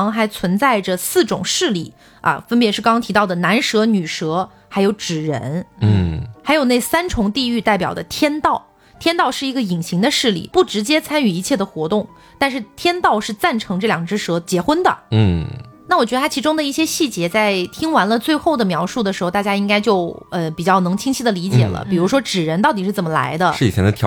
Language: Chinese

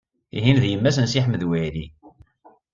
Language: Kabyle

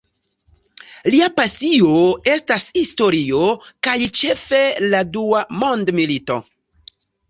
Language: Esperanto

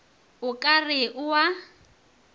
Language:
Northern Sotho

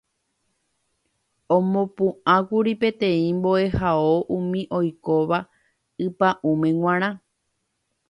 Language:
Guarani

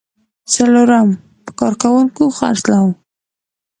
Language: Pashto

